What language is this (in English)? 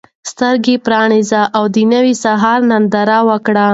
Pashto